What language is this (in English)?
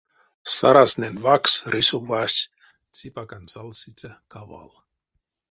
Erzya